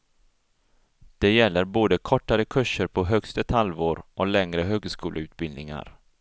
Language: Swedish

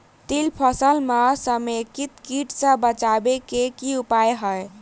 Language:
Maithili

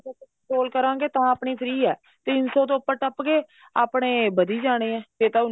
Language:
Punjabi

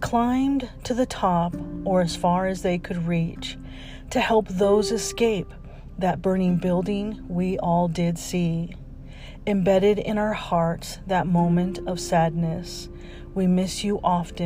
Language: English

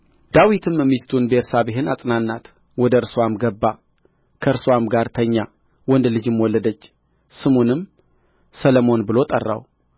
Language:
Amharic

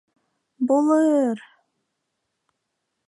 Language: Bashkir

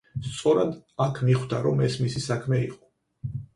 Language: Georgian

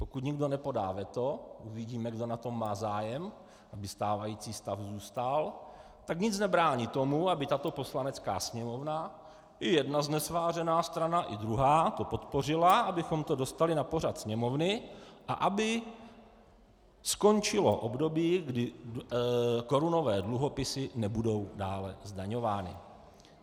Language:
Czech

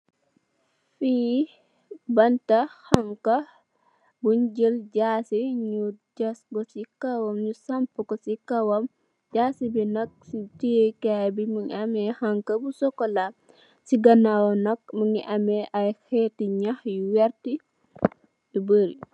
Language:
Wolof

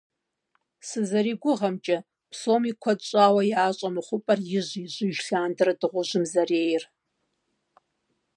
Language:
Kabardian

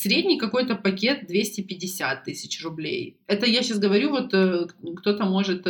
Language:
Russian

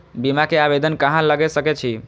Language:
Maithili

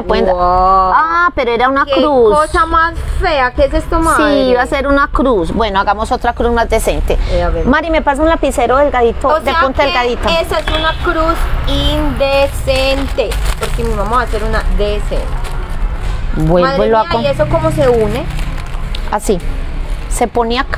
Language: Spanish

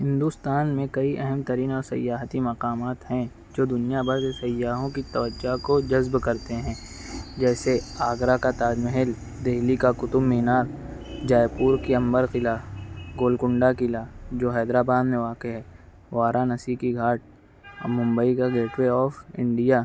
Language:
Urdu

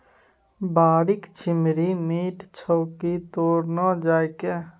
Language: Maithili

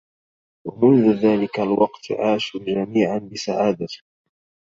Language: Arabic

